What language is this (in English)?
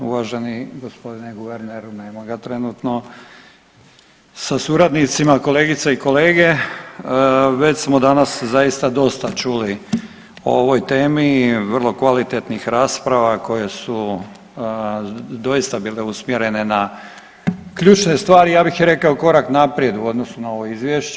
Croatian